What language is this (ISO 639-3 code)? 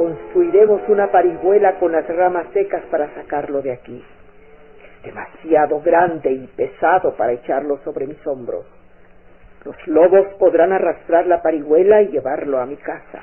spa